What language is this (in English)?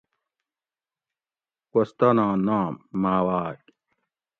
Gawri